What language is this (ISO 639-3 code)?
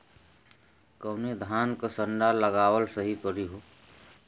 bho